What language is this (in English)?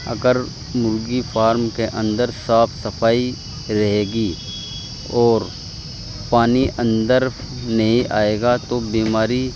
Urdu